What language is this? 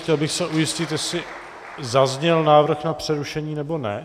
Czech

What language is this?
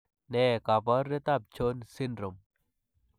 Kalenjin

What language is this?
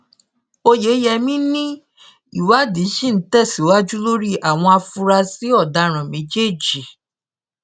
Yoruba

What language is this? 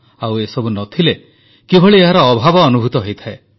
Odia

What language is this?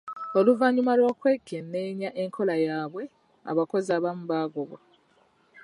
Ganda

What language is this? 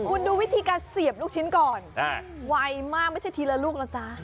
Thai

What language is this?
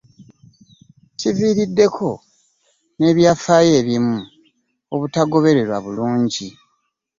Ganda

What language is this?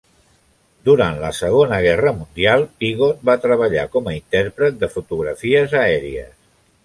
Catalan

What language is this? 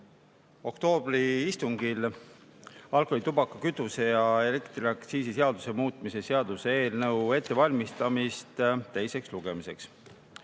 Estonian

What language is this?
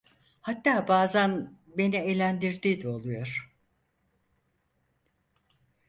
Turkish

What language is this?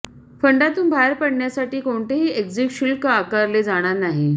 Marathi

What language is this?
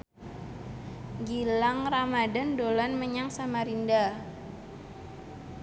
Javanese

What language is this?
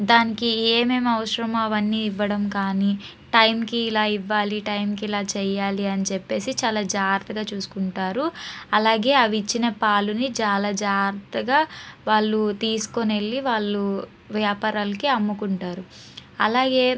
Telugu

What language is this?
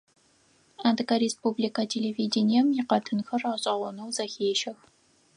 Adyghe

